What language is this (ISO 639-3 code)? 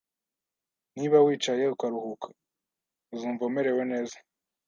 kin